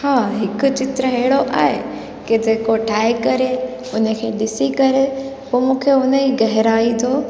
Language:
Sindhi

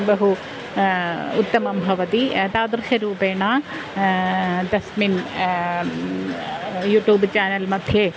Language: Sanskrit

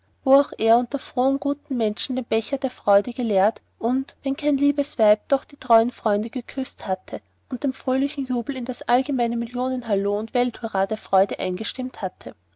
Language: German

